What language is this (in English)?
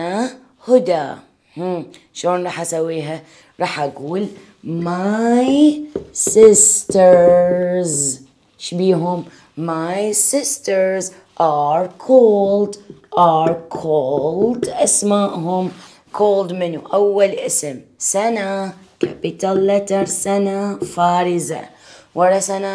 Arabic